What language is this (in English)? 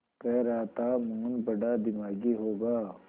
Hindi